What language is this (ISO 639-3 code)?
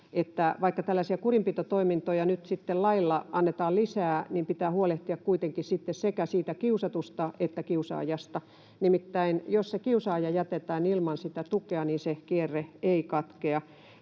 fin